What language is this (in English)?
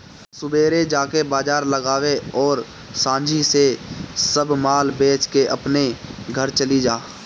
Bhojpuri